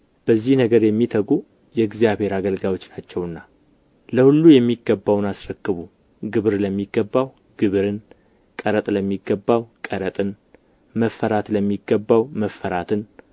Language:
Amharic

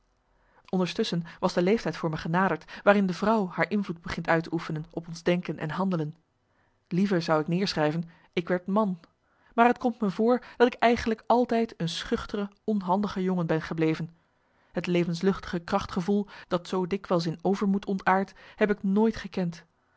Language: Dutch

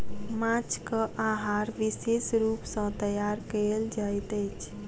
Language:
Maithili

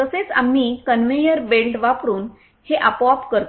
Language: Marathi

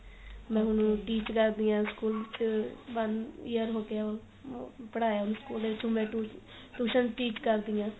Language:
Punjabi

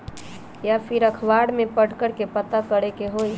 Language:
Magahi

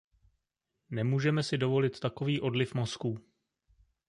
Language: Czech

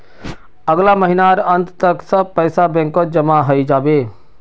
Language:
Magahi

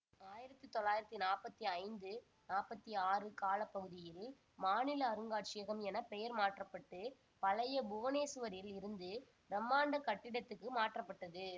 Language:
Tamil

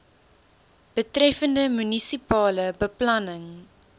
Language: Afrikaans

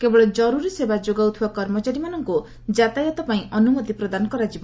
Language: Odia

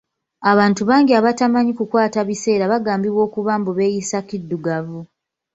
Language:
Ganda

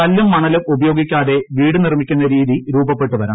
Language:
Malayalam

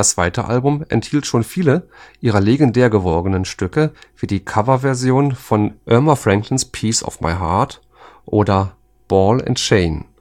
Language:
German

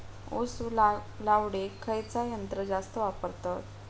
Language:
Marathi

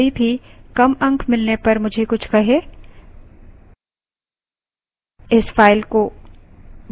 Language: Hindi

